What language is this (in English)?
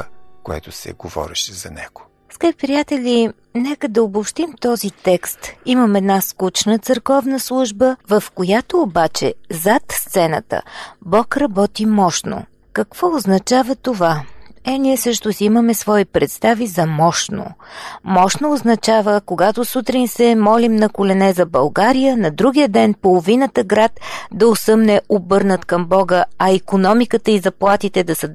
Bulgarian